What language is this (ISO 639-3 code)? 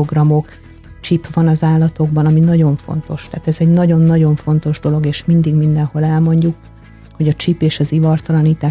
hun